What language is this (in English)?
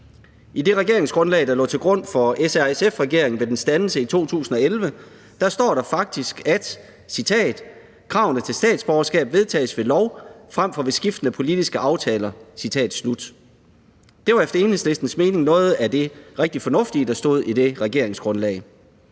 Danish